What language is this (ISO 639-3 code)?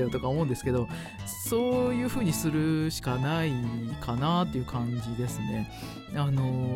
jpn